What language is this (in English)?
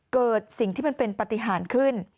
Thai